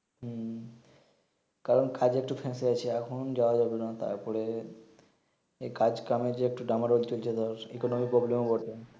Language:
Bangla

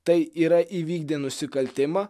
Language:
Lithuanian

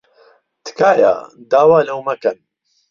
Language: Central Kurdish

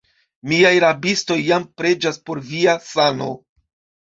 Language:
Esperanto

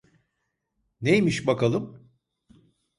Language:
Turkish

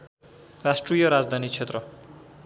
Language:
Nepali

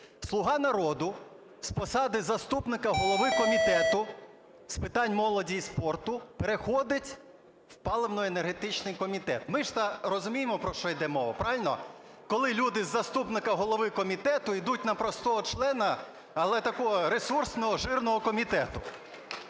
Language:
Ukrainian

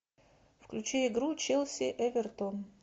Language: Russian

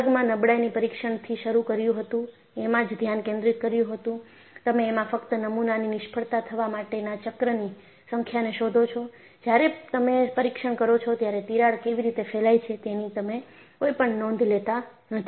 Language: Gujarati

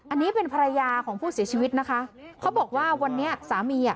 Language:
Thai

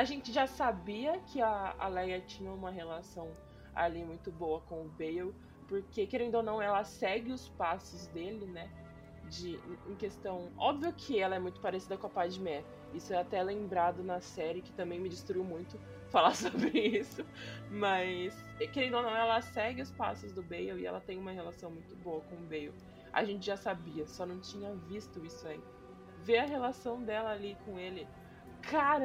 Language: Portuguese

